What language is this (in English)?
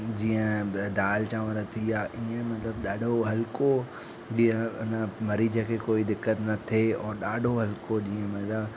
Sindhi